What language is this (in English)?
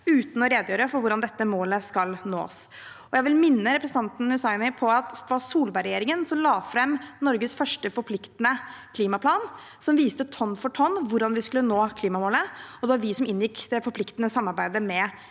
Norwegian